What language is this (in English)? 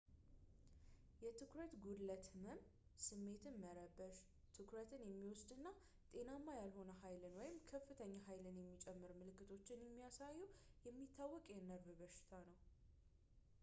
Amharic